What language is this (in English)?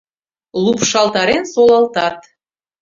Mari